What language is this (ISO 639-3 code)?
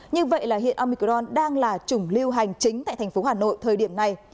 vie